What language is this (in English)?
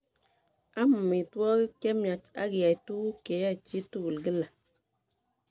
Kalenjin